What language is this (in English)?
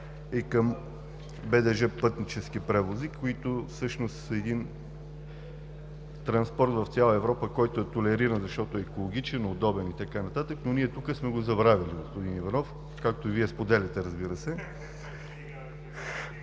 Bulgarian